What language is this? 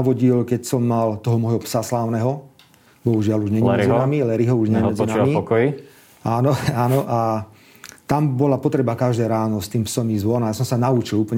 Slovak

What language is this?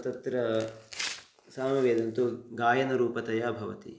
Sanskrit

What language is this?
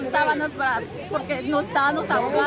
Icelandic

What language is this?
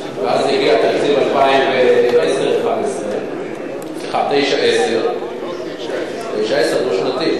Hebrew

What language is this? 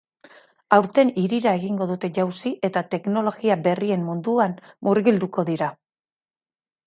Basque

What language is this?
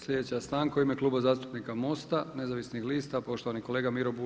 Croatian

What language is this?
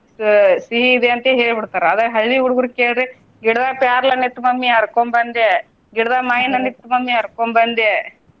Kannada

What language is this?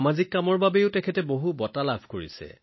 Assamese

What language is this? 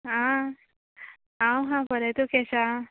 Konkani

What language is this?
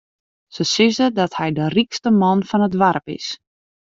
Western Frisian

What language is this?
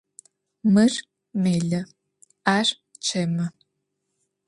Adyghe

